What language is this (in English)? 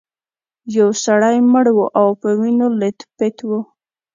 Pashto